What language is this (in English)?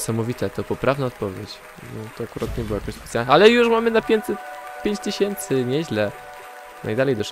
Polish